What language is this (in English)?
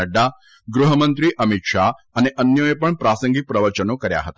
Gujarati